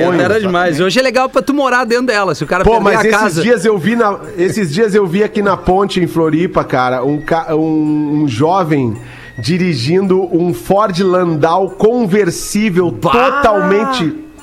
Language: Portuguese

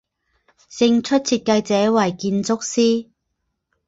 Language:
Chinese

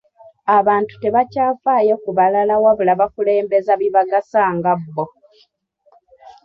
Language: Ganda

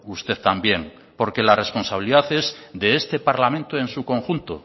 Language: Spanish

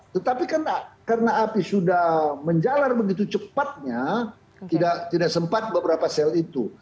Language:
Indonesian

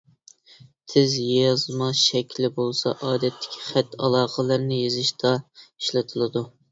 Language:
Uyghur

